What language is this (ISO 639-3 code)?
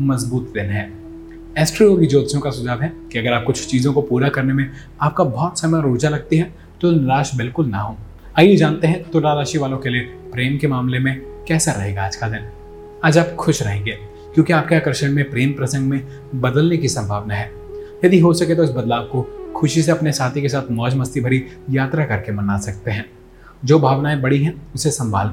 hin